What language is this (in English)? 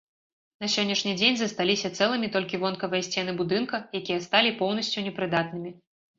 Belarusian